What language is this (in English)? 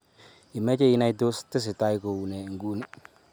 Kalenjin